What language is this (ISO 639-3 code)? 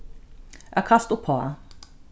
fao